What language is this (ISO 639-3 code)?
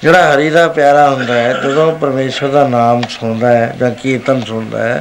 pan